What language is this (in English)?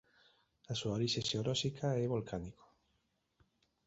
Galician